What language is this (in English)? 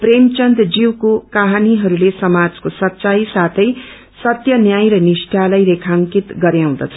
Nepali